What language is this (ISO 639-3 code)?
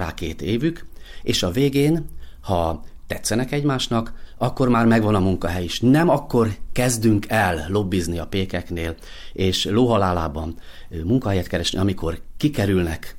hun